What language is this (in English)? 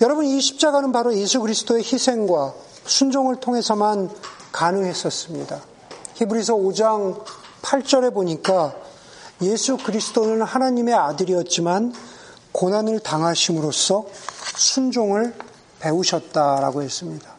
Korean